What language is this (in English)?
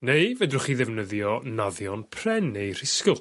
Welsh